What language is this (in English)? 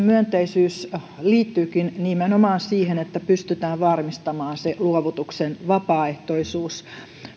Finnish